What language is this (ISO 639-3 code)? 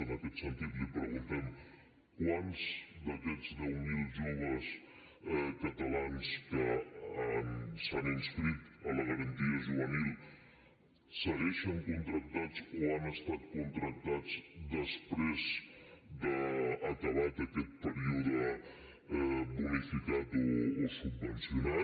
cat